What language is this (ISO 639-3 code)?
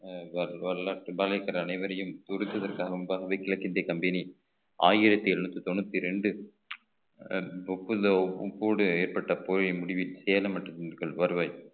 tam